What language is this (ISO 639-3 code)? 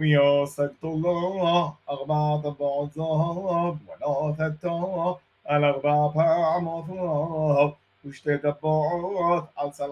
heb